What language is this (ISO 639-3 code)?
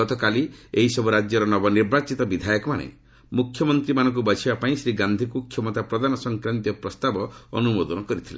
ori